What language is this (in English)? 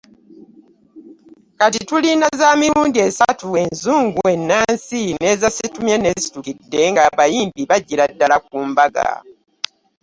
Ganda